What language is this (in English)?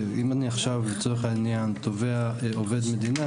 Hebrew